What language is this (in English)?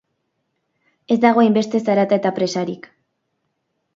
Basque